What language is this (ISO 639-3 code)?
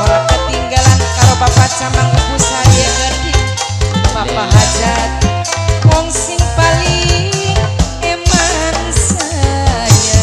ind